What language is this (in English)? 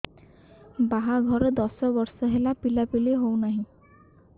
Odia